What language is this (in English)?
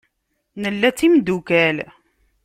Kabyle